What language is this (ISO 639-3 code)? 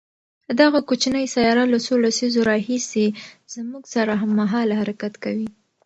pus